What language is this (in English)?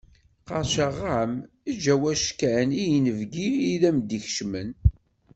Kabyle